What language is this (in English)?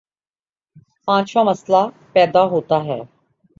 Urdu